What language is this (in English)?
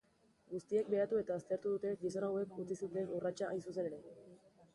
Basque